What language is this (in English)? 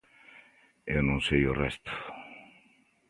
Galician